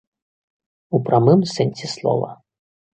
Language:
Belarusian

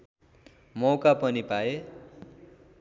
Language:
Nepali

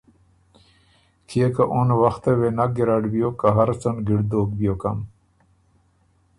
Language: Ormuri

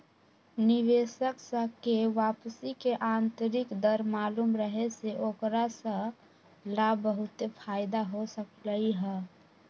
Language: Magahi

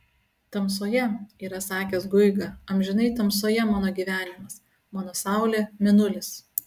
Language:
Lithuanian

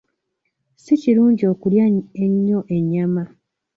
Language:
Ganda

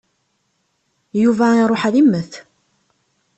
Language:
Kabyle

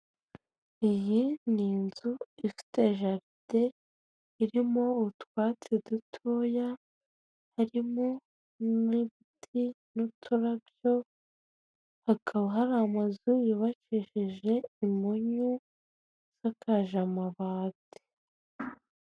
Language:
Kinyarwanda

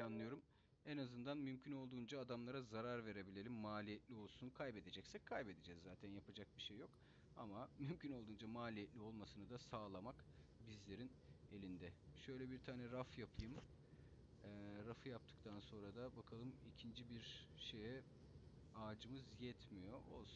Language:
Turkish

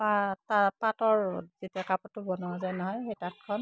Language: Assamese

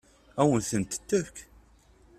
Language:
Kabyle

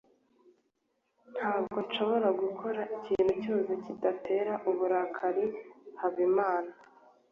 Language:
Kinyarwanda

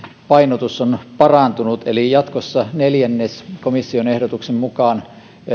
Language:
Finnish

